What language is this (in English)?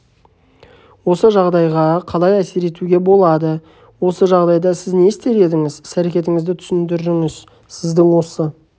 Kazakh